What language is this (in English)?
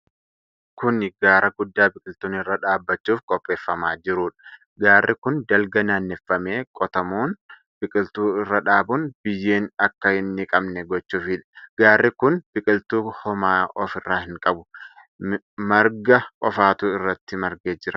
Oromo